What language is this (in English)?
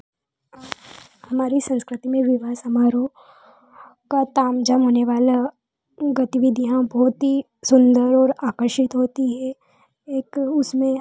Hindi